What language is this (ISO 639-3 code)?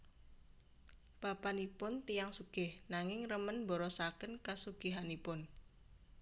jav